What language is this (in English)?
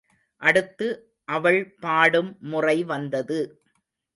Tamil